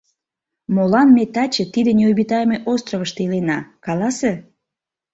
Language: Mari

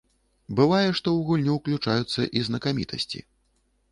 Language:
Belarusian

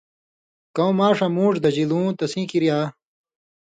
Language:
Indus Kohistani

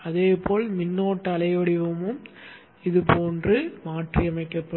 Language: Tamil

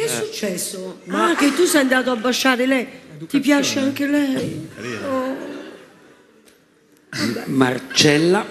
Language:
Italian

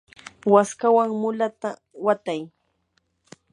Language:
Yanahuanca Pasco Quechua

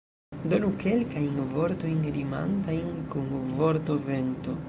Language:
Esperanto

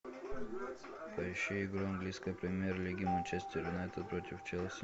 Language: Russian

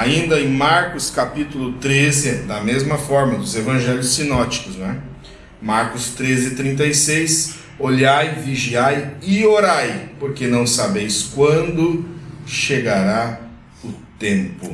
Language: Portuguese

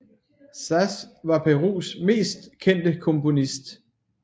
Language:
Danish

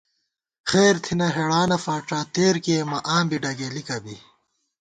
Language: Gawar-Bati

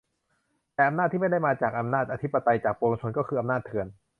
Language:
Thai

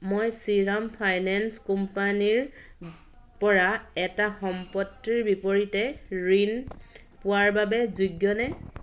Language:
Assamese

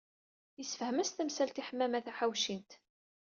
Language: Kabyle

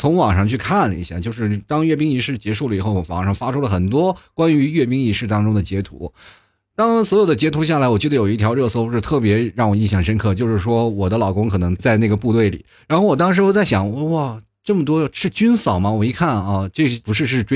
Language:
Chinese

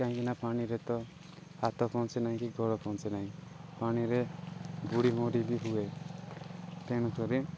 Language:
Odia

